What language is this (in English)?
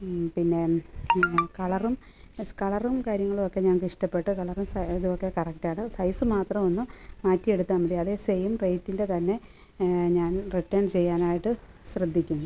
Malayalam